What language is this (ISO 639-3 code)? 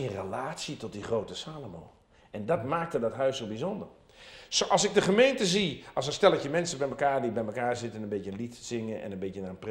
nld